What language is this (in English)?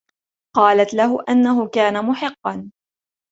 Arabic